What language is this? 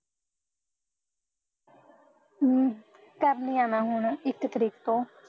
Punjabi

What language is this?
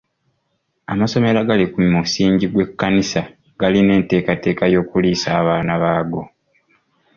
Ganda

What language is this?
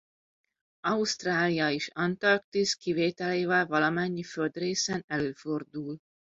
Hungarian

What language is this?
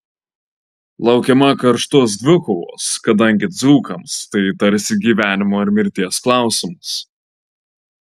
Lithuanian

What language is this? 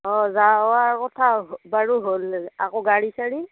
Assamese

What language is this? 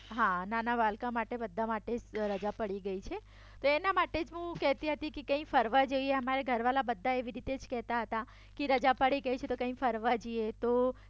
Gujarati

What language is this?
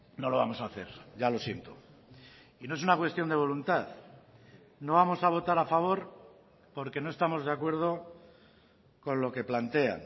Spanish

